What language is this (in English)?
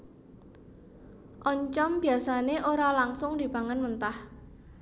Javanese